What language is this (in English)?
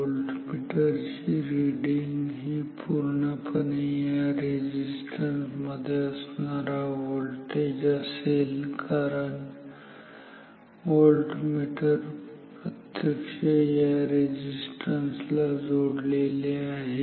Marathi